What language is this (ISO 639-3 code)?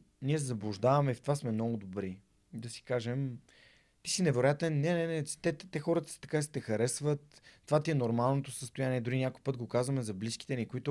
bul